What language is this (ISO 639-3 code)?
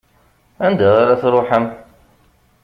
kab